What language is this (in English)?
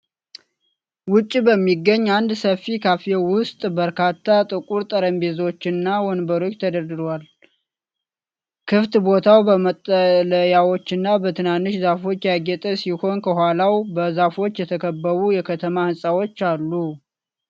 Amharic